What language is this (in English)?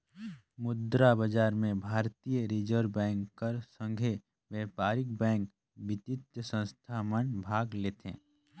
Chhattisgarhi